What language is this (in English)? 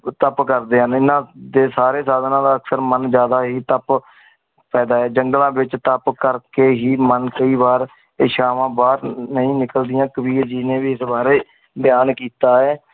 Punjabi